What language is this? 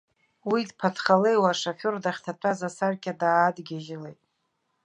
Abkhazian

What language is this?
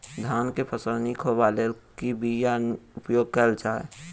Maithili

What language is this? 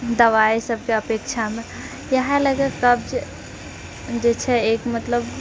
Maithili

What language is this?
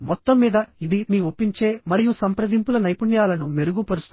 Telugu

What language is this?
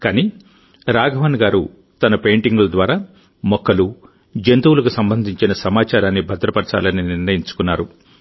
Telugu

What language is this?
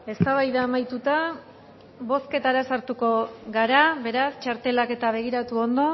Basque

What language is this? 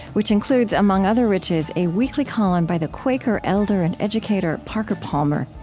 English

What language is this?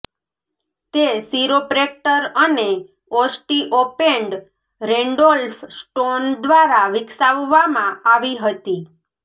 Gujarati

